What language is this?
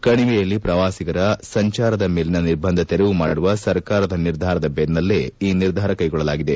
Kannada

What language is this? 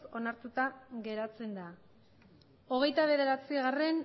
Basque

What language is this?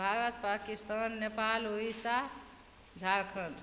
Maithili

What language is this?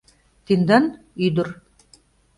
Mari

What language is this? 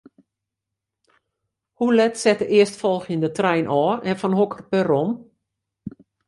Western Frisian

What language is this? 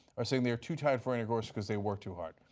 English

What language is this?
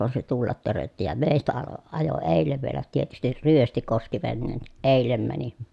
Finnish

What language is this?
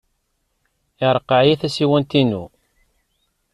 Kabyle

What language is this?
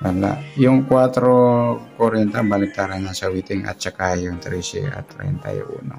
Filipino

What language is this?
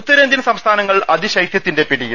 Malayalam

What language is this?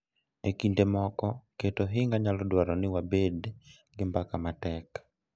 Luo (Kenya and Tanzania)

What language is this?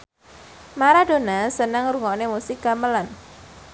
Javanese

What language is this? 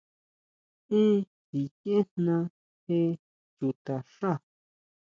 Huautla Mazatec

